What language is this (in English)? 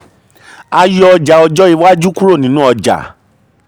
Yoruba